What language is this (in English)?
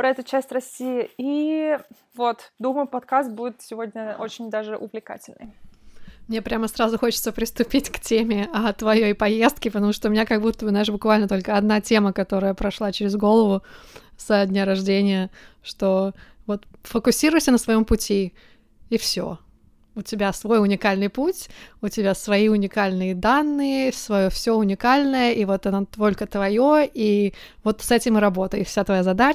Russian